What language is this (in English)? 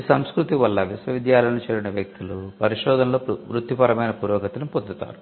Telugu